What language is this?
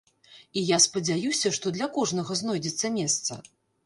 Belarusian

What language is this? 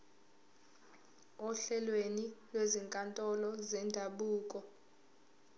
Zulu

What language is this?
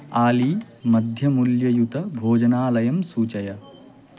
Sanskrit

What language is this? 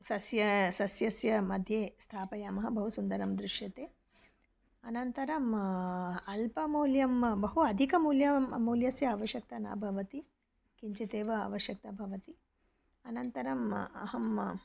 Sanskrit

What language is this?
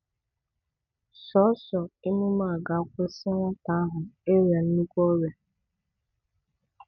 Igbo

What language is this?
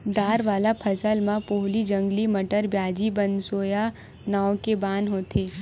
Chhattisgarhi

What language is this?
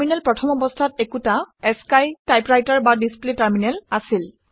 Assamese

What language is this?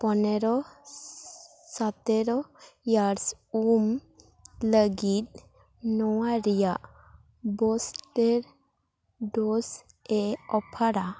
Santali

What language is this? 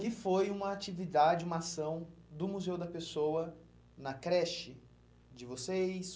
Portuguese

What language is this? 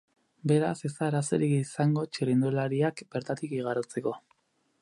Basque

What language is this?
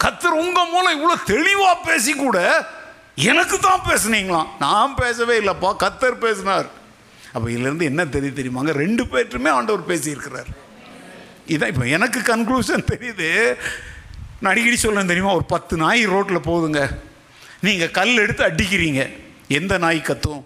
Tamil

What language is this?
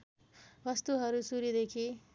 Nepali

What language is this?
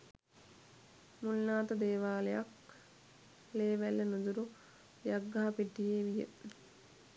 Sinhala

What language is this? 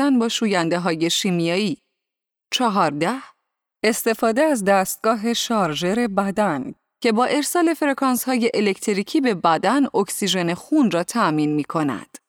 Persian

